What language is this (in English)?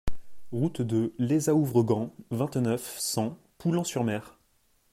French